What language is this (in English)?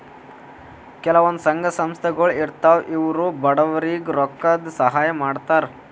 Kannada